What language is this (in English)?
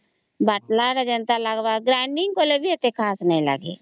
Odia